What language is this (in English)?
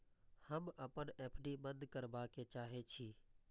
Maithili